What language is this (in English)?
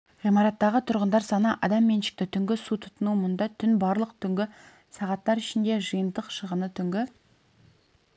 Kazakh